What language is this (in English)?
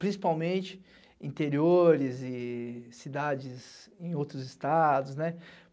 Portuguese